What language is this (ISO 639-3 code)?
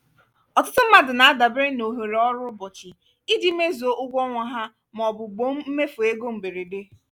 ibo